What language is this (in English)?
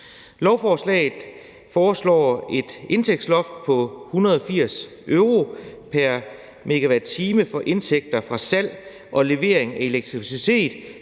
Danish